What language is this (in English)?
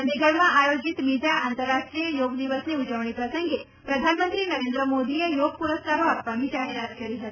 Gujarati